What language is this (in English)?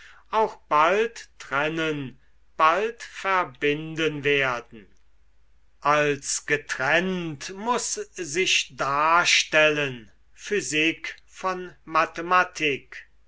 German